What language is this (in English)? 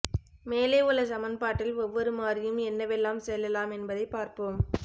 Tamil